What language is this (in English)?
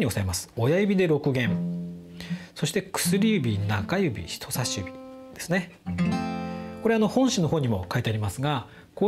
Japanese